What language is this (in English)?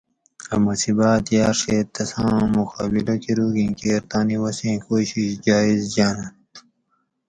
Gawri